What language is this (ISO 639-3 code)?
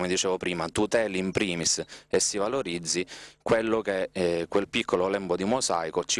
ita